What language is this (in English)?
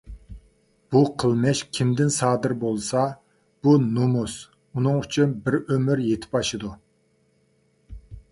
Uyghur